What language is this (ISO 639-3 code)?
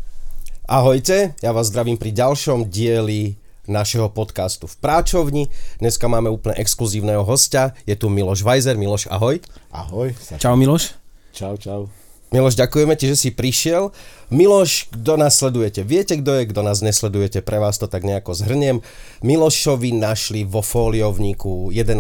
slk